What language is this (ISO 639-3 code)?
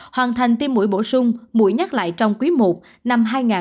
vie